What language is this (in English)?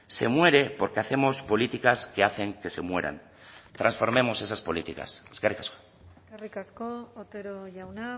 Spanish